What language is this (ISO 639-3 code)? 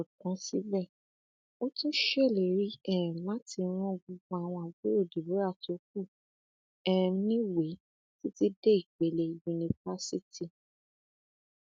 yor